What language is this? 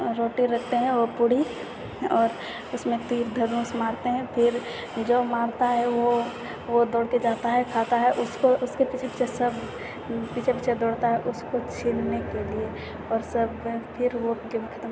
Maithili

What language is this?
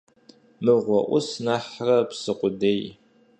Kabardian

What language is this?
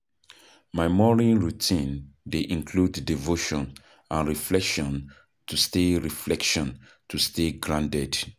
Nigerian Pidgin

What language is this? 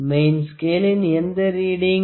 Tamil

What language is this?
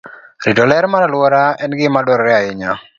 Luo (Kenya and Tanzania)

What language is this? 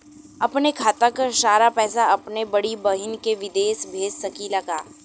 Bhojpuri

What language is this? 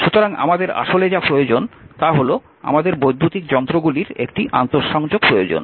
Bangla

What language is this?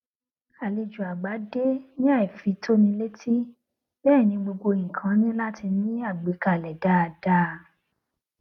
Yoruba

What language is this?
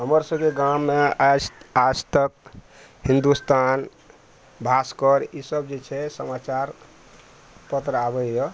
Maithili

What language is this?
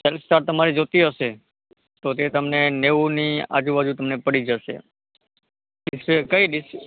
Gujarati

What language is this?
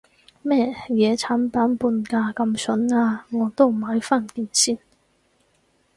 Cantonese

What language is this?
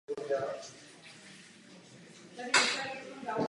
Czech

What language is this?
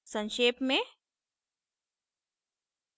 Hindi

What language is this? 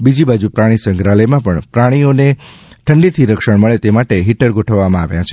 Gujarati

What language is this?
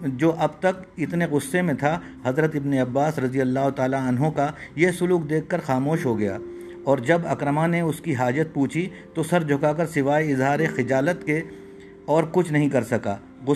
Urdu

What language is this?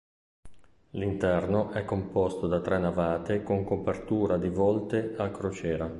Italian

